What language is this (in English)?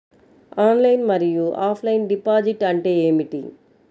Telugu